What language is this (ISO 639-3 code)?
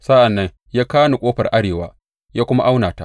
hau